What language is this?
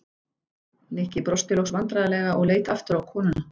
Icelandic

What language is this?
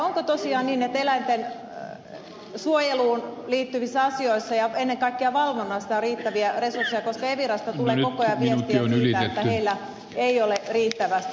Finnish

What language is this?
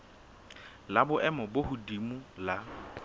Southern Sotho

